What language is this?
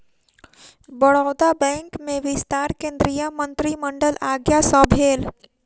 Maithili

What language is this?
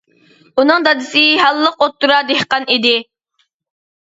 Uyghur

